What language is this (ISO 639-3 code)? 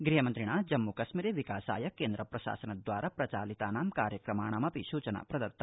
san